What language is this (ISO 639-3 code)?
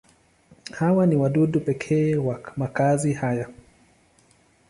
swa